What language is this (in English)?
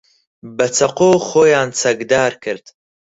Central Kurdish